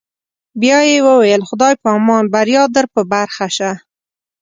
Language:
Pashto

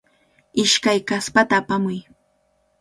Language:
Cajatambo North Lima Quechua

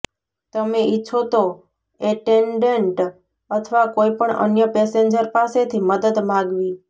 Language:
Gujarati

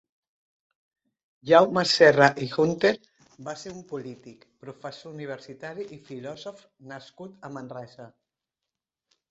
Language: Catalan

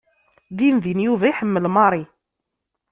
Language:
Kabyle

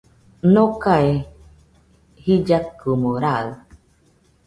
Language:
Nüpode Huitoto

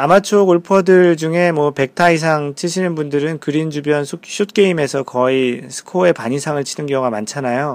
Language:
Korean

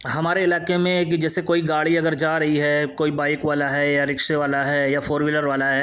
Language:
Urdu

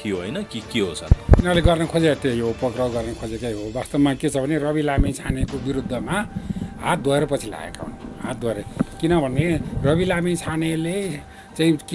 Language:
Arabic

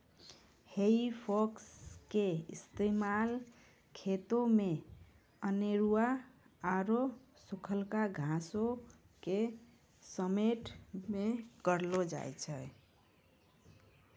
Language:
Maithili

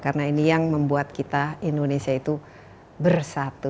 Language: Indonesian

